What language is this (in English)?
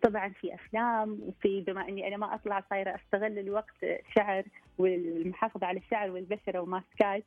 Arabic